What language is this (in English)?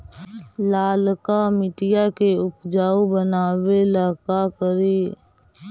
Magahi